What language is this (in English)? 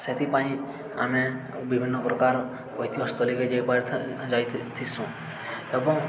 Odia